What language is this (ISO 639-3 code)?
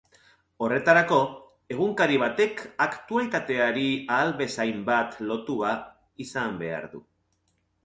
eus